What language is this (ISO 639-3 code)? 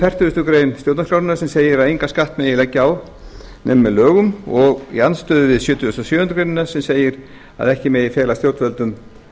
isl